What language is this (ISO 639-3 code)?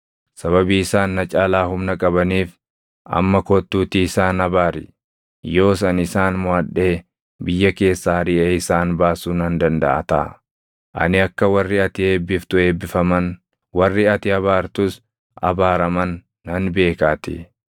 orm